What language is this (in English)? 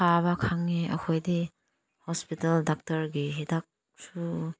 Manipuri